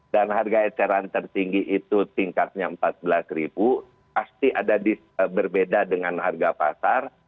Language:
Indonesian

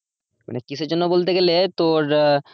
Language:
Bangla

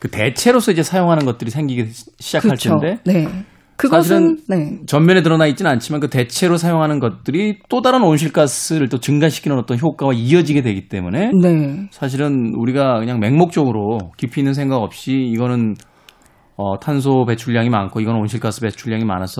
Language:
Korean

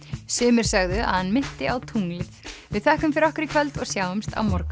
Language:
Icelandic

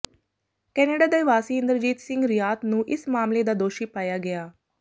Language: Punjabi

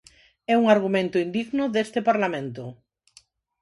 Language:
Galician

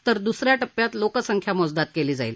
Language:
Marathi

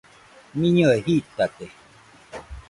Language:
Nüpode Huitoto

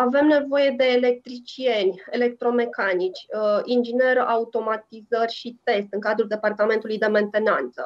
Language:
Romanian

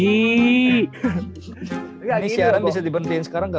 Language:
Indonesian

